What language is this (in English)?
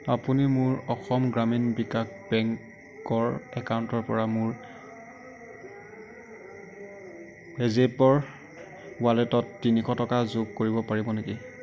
Assamese